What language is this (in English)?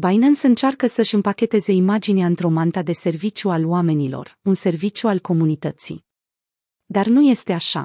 Romanian